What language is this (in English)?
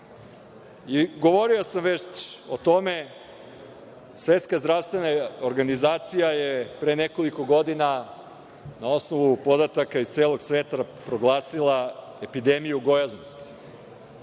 Serbian